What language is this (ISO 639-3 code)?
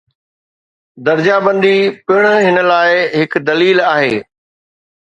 snd